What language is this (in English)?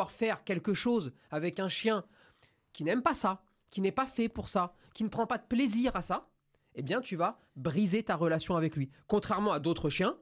French